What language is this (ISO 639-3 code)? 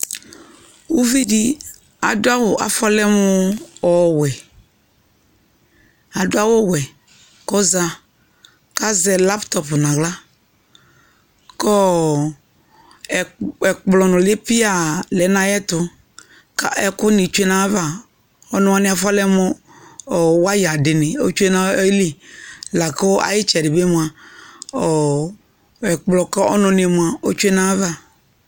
kpo